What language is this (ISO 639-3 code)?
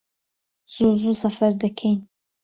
ckb